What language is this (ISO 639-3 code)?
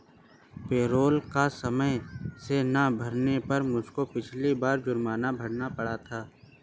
hin